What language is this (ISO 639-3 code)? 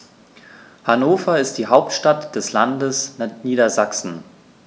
deu